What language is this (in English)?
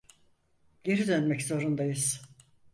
Turkish